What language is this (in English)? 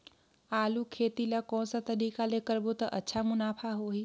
Chhattisgarhi